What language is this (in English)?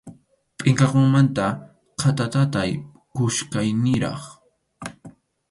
Arequipa-La Unión Quechua